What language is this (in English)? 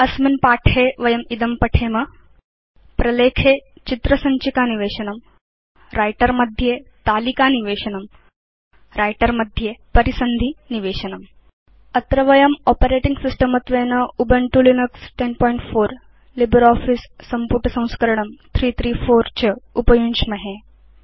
Sanskrit